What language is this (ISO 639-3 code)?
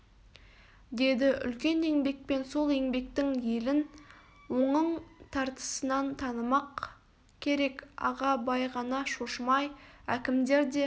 kaz